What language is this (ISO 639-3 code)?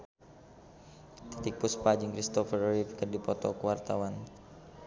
sun